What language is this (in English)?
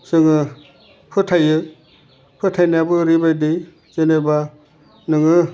Bodo